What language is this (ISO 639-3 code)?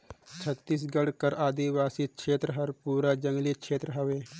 hne